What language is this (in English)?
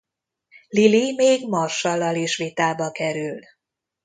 Hungarian